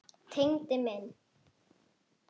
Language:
Icelandic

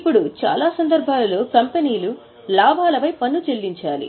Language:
Telugu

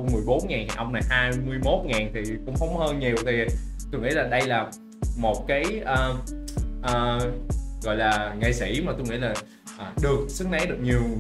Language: Vietnamese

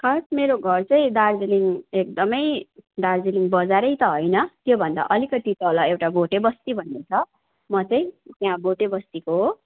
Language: Nepali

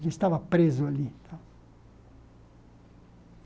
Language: Portuguese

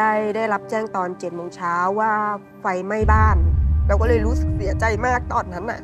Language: Thai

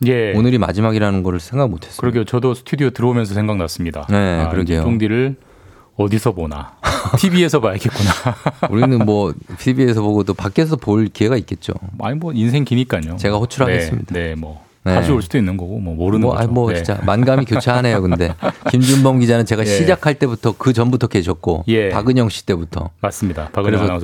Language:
Korean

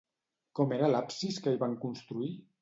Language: Catalan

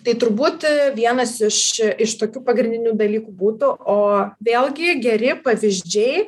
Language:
Lithuanian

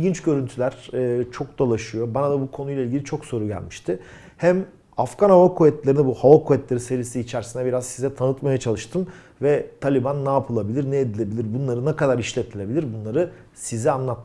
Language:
Turkish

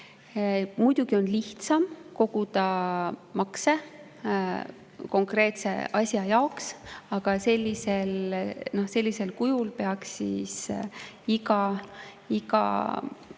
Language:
Estonian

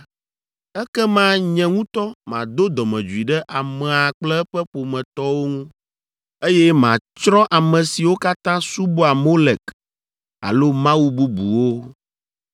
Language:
Ewe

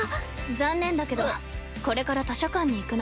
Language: Japanese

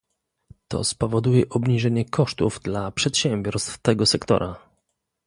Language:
Polish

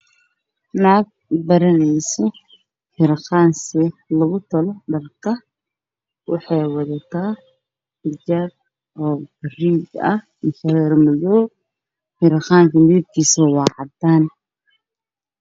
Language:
Somali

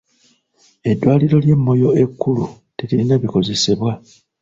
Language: Ganda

